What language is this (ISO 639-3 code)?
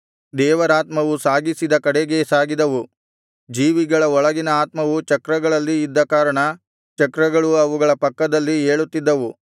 kan